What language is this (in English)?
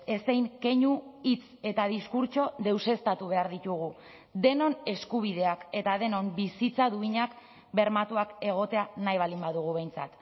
Basque